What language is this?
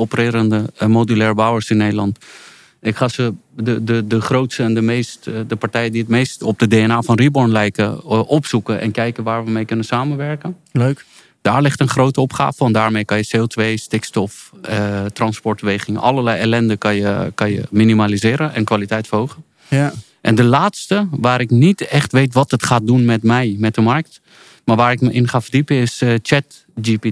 Dutch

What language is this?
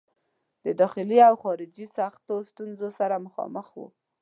Pashto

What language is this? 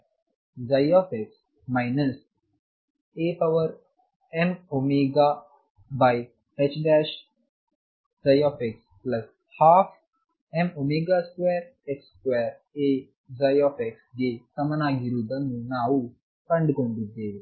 Kannada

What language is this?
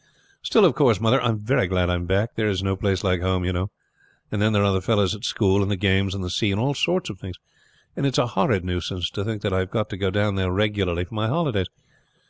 English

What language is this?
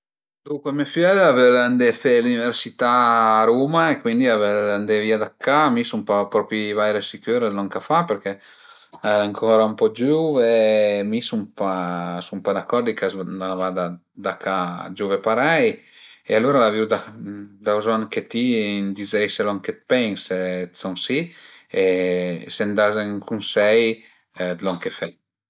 Piedmontese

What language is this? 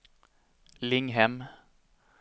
Swedish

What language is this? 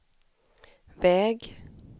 Swedish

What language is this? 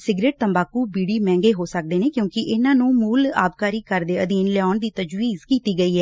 Punjabi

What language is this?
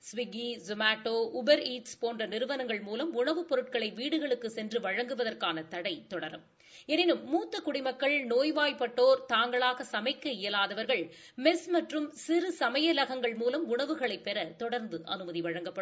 Tamil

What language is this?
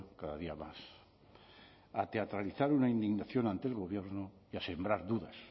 Spanish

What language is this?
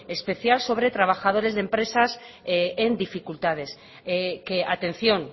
Spanish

